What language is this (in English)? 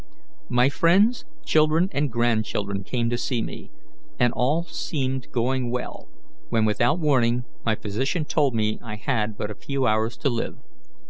English